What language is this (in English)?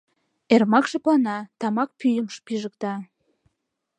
Mari